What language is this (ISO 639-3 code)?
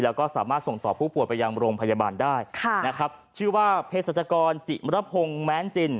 tha